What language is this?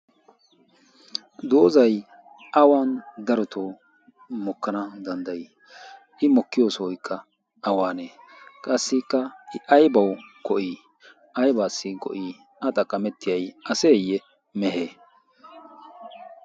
Wolaytta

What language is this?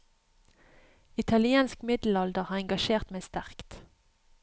Norwegian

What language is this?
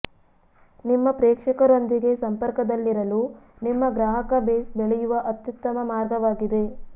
Kannada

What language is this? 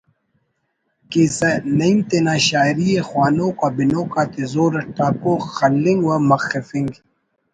Brahui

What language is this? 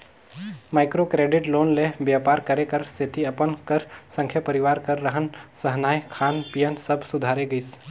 Chhattisgarhi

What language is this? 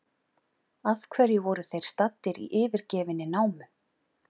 Icelandic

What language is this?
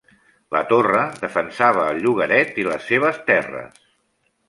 Catalan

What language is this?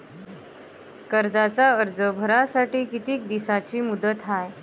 Marathi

